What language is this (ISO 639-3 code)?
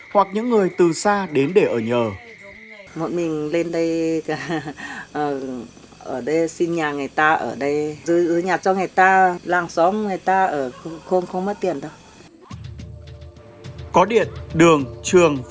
vie